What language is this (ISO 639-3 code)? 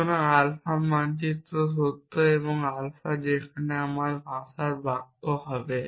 ben